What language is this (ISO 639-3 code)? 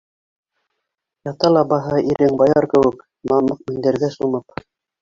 bak